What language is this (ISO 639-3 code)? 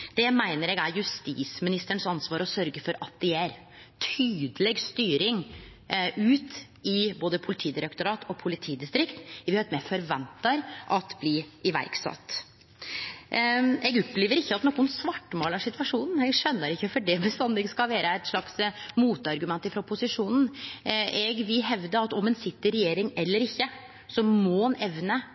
nno